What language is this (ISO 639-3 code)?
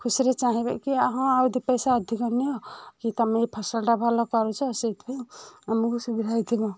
ori